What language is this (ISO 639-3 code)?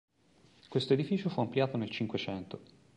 ita